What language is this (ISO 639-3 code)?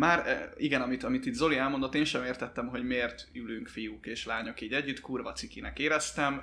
hun